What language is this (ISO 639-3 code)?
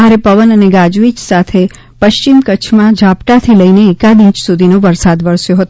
guj